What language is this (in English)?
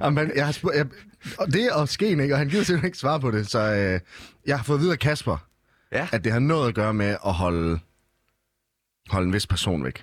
Danish